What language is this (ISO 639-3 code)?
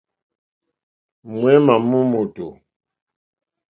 bri